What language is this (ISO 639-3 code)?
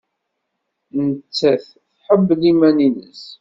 kab